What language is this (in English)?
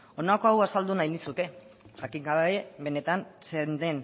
Basque